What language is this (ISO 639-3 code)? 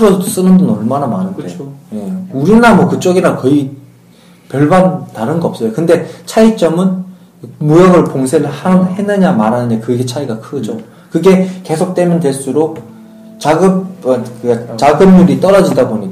kor